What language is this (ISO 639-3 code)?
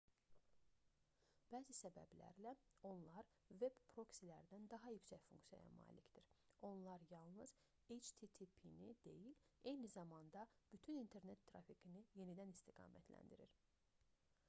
aze